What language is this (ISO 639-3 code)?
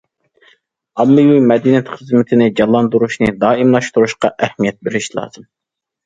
uig